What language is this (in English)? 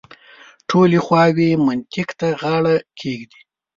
Pashto